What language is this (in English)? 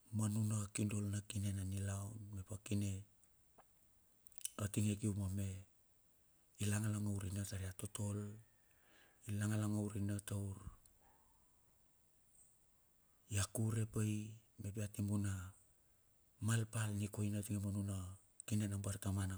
Bilur